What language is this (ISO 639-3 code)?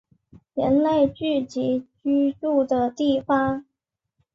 zho